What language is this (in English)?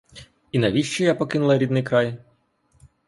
Ukrainian